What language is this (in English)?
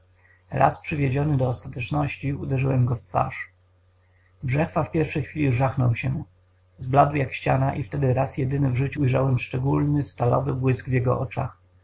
Polish